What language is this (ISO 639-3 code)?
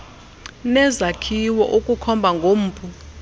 xho